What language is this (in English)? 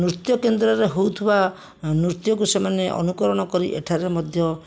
Odia